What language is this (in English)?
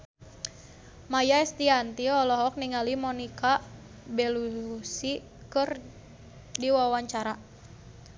Sundanese